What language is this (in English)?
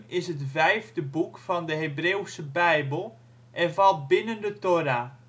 Dutch